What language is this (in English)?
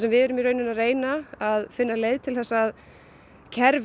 Icelandic